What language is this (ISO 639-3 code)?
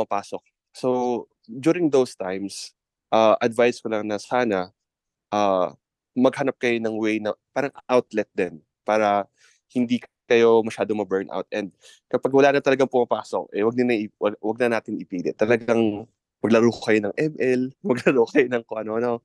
fil